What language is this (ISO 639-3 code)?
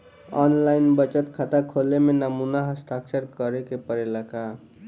bho